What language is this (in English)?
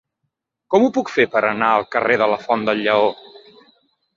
Catalan